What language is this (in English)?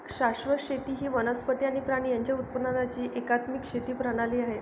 Marathi